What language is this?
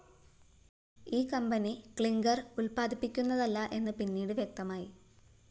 Malayalam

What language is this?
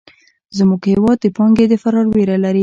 Pashto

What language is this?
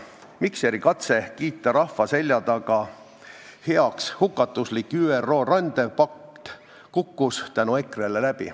Estonian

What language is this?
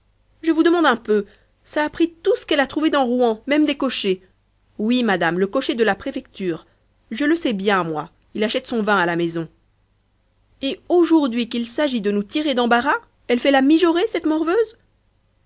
French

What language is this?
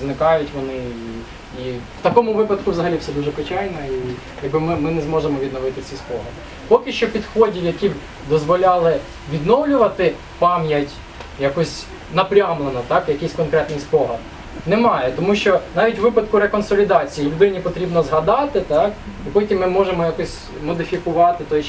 Russian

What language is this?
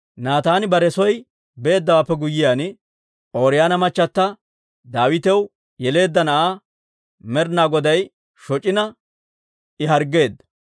Dawro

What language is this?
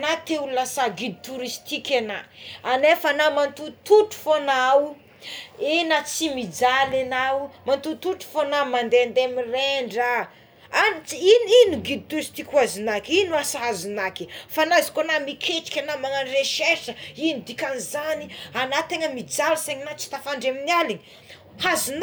Tsimihety Malagasy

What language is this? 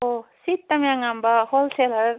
Manipuri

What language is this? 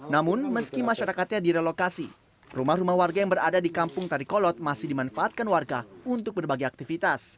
Indonesian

